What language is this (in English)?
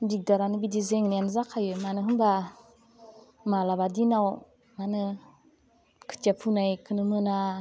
Bodo